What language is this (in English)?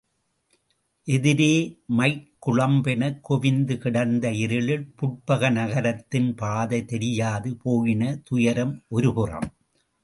Tamil